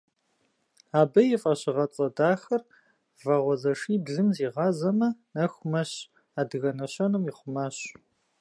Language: Kabardian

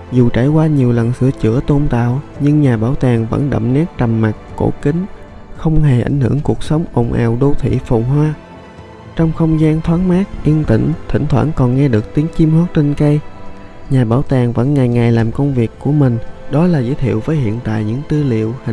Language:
Vietnamese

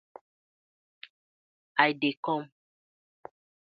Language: Nigerian Pidgin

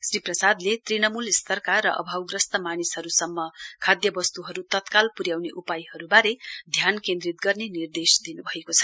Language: Nepali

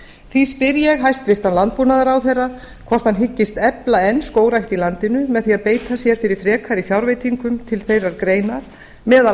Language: Icelandic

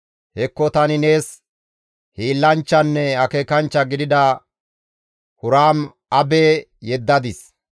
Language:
Gamo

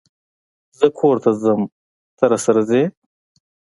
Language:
Pashto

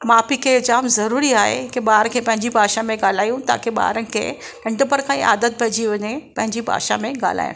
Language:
Sindhi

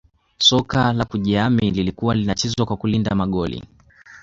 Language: Swahili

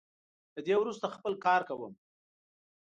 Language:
Pashto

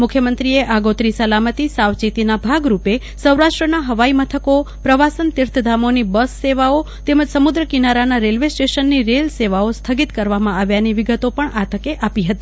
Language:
Gujarati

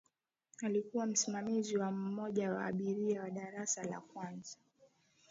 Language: Swahili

